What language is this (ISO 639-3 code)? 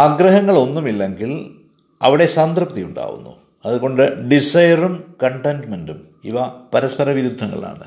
mal